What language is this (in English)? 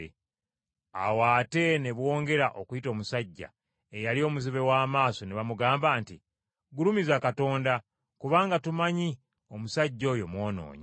Ganda